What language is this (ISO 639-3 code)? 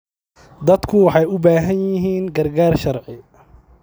som